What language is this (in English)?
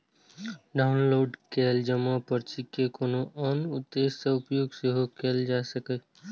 Maithili